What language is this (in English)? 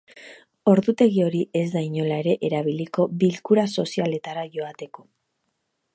Basque